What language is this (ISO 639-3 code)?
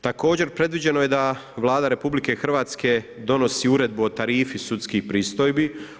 hrv